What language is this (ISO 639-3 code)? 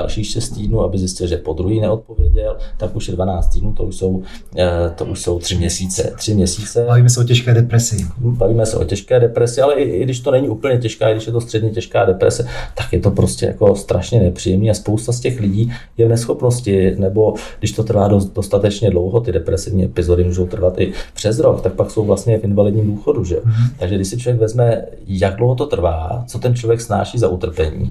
ces